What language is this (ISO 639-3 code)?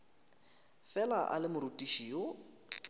nso